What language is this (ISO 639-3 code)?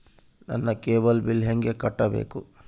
kan